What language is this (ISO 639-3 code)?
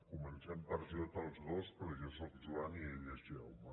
cat